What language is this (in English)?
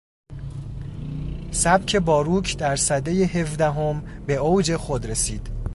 Persian